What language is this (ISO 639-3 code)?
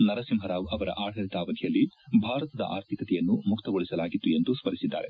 kan